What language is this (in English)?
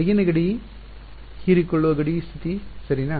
Kannada